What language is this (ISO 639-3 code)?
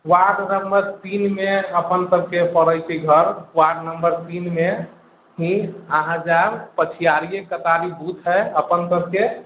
mai